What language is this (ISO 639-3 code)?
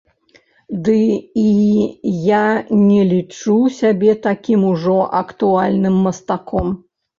bel